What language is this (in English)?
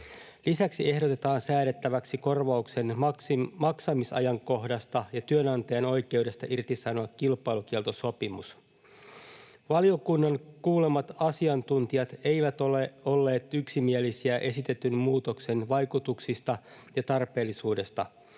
Finnish